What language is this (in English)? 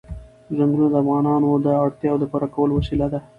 Pashto